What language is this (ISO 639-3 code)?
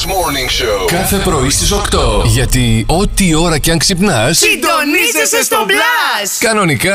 ell